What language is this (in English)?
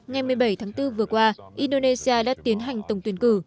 Vietnamese